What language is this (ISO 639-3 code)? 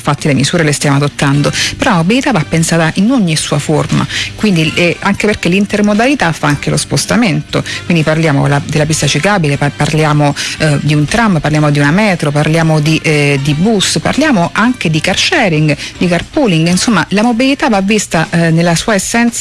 ita